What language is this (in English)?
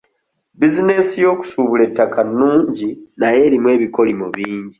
Ganda